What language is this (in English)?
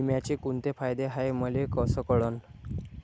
Marathi